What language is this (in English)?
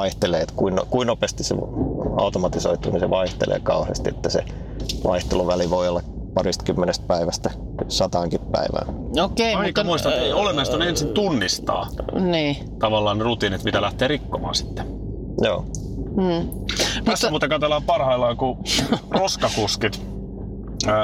Finnish